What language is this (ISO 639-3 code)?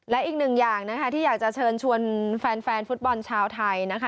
tha